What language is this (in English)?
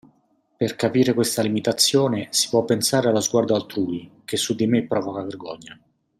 Italian